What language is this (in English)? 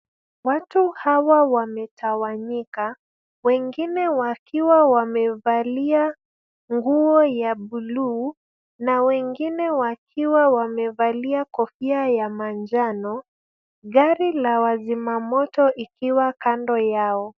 Swahili